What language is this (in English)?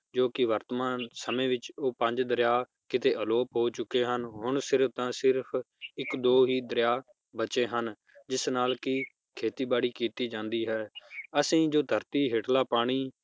Punjabi